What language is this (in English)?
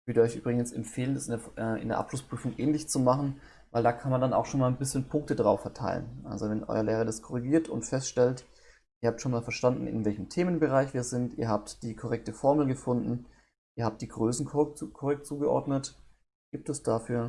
German